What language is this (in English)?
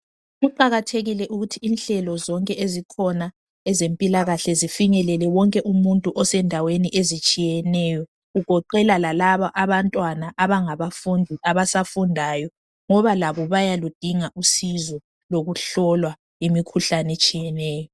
North Ndebele